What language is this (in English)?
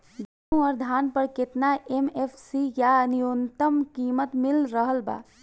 Bhojpuri